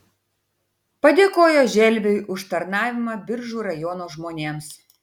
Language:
Lithuanian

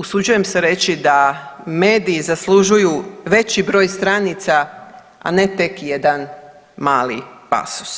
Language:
Croatian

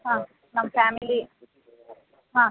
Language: Kannada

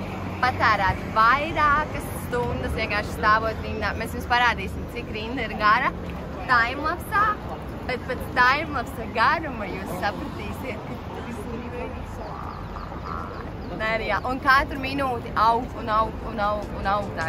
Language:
Latvian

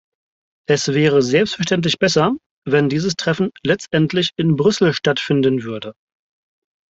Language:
German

